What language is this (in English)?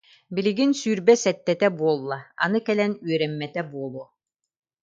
Yakut